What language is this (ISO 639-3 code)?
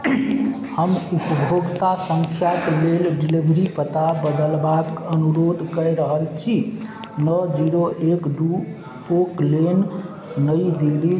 mai